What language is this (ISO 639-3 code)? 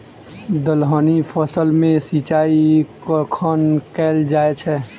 mai